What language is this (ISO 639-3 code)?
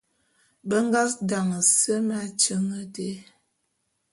bum